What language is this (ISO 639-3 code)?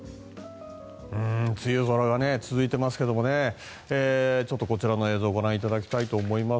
jpn